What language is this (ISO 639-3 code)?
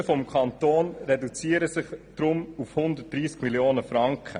gsw